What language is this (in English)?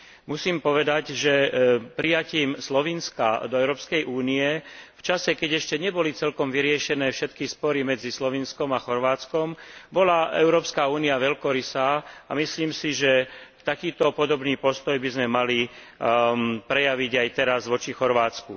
Slovak